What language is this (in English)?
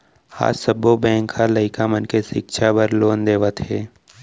Chhattisgarhi